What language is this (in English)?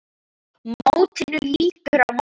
Icelandic